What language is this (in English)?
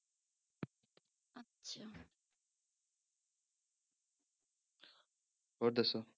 Punjabi